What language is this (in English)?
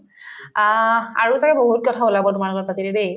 Assamese